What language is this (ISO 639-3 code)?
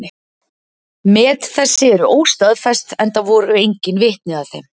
isl